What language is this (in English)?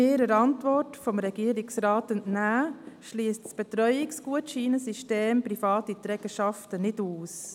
Swiss German